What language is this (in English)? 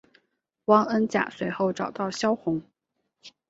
Chinese